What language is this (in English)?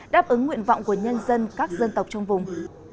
Vietnamese